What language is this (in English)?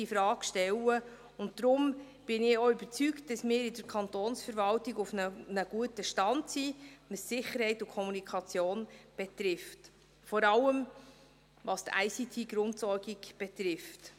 Swiss German